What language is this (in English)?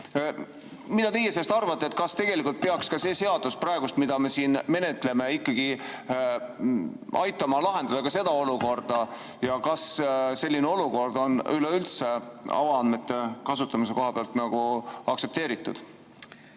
Estonian